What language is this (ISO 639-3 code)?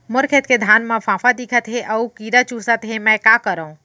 hne